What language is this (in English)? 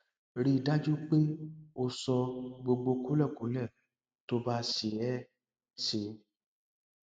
Yoruba